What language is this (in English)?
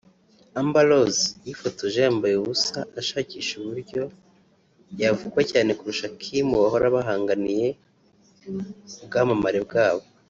Kinyarwanda